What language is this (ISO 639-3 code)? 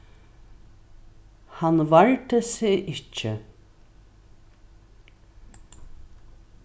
fao